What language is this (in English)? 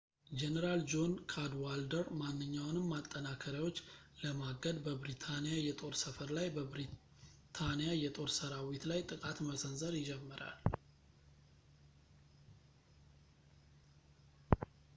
Amharic